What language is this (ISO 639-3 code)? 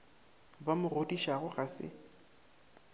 nso